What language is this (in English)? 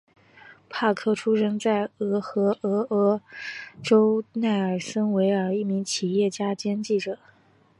Chinese